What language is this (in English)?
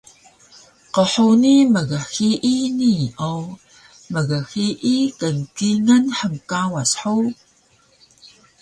Taroko